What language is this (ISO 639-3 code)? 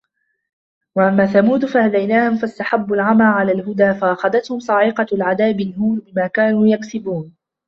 ara